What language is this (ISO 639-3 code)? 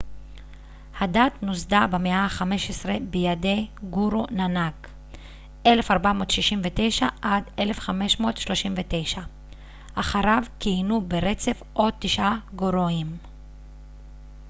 heb